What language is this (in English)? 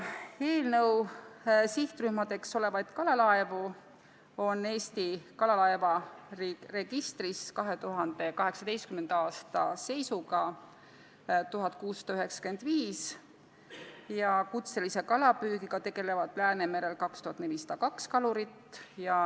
Estonian